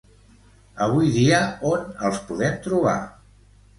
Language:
Catalan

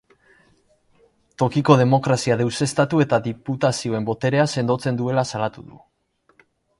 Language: Basque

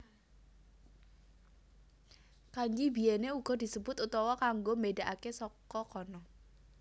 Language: Javanese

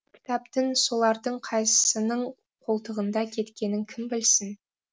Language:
Kazakh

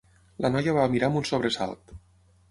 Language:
Catalan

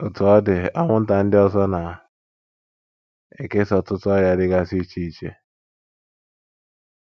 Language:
Igbo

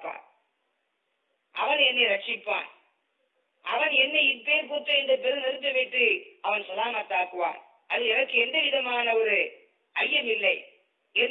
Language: Tamil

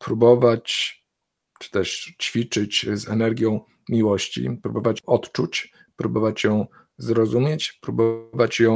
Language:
Polish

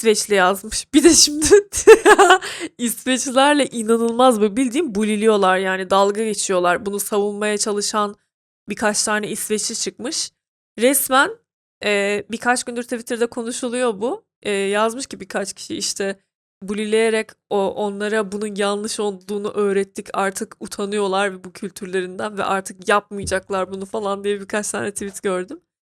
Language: Turkish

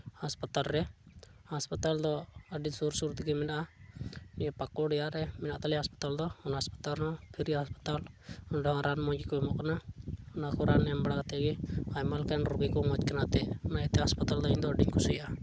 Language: Santali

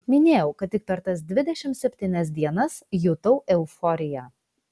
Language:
Lithuanian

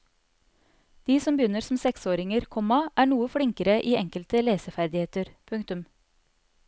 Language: Norwegian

